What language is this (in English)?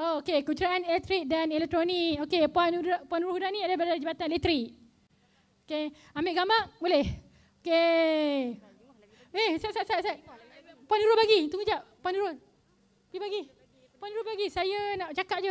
Malay